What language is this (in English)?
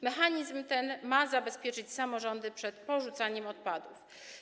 Polish